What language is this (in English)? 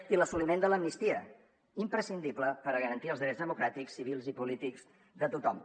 Catalan